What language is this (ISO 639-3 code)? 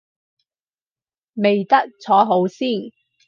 yue